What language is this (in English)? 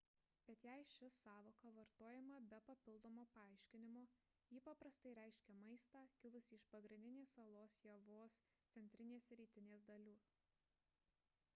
Lithuanian